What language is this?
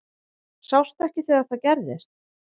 Icelandic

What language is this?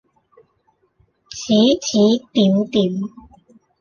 Cantonese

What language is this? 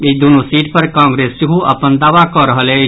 Maithili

